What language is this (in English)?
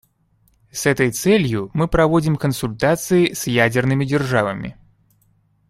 Russian